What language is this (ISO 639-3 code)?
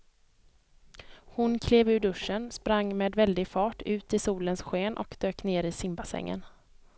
swe